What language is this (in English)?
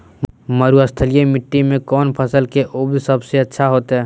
Magahi